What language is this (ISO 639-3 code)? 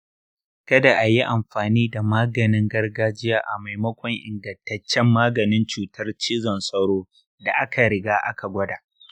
hau